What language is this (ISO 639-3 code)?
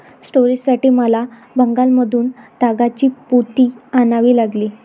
mar